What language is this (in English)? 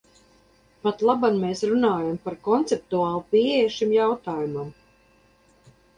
Latvian